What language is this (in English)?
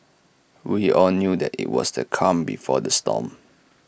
English